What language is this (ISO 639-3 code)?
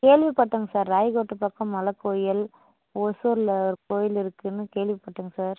tam